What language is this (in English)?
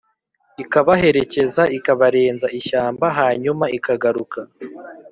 Kinyarwanda